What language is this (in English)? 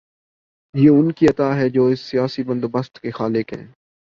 Urdu